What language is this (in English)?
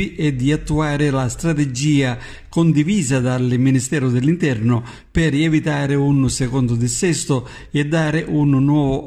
Italian